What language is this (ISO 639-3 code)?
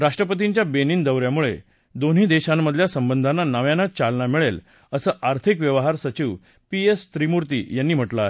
mar